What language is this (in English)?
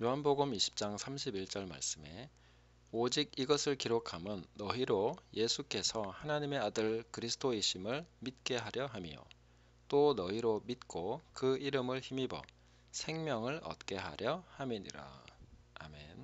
Korean